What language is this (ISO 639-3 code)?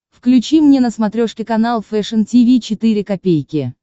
rus